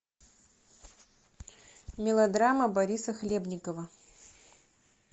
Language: Russian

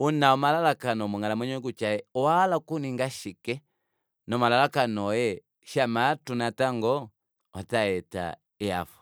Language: Kuanyama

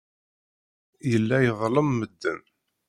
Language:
Kabyle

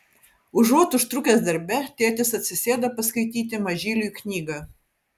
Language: Lithuanian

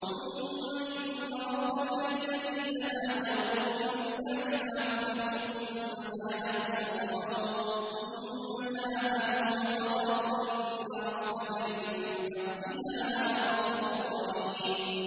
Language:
Arabic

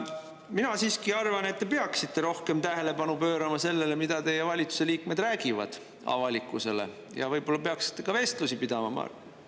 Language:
Estonian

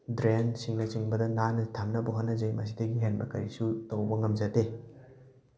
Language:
Manipuri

